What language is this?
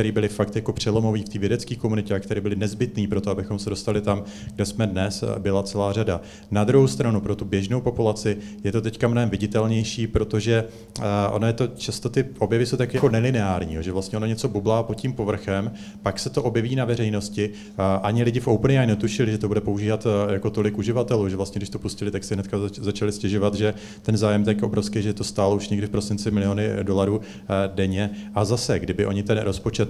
Czech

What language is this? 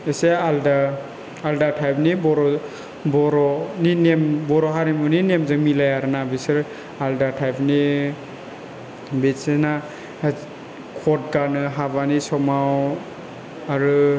Bodo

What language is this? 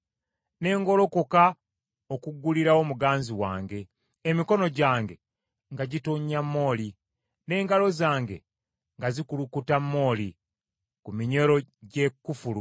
Ganda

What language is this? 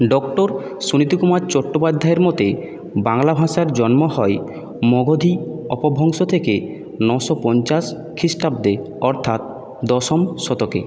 Bangla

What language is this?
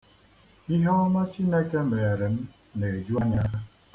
Igbo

